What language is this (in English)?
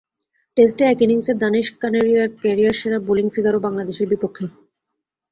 Bangla